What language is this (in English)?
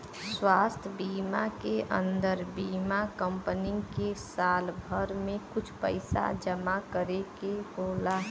Bhojpuri